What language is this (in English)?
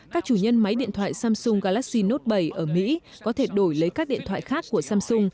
Vietnamese